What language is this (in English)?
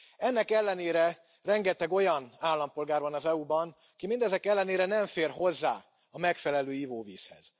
Hungarian